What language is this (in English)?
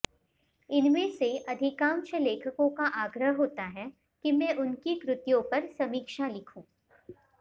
Sanskrit